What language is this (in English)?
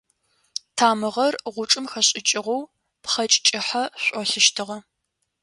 Adyghe